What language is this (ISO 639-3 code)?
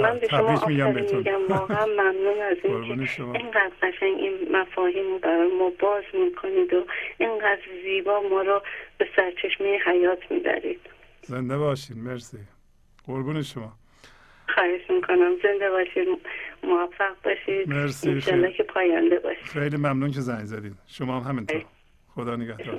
fas